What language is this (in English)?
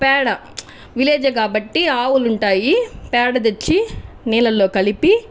Telugu